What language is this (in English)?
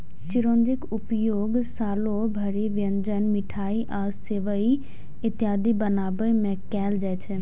Maithili